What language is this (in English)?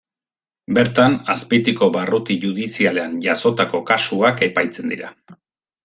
Basque